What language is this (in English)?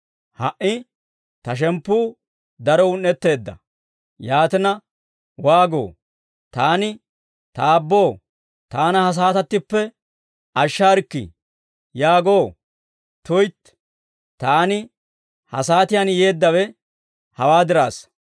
Dawro